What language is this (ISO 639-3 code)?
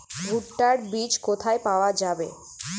ben